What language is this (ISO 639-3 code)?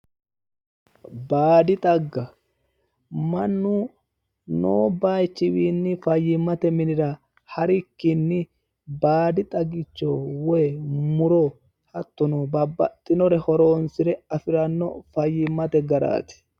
sid